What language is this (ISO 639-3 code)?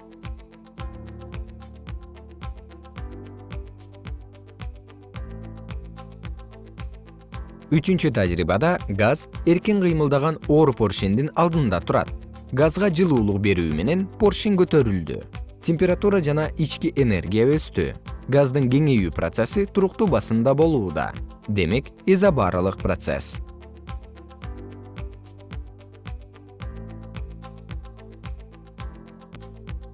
kir